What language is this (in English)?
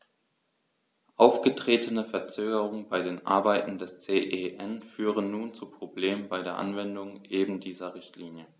German